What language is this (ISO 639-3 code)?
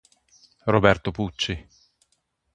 ita